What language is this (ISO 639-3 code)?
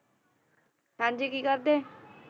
pan